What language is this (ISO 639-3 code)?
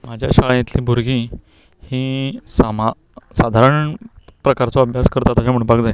kok